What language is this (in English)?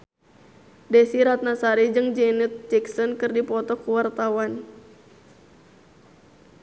Sundanese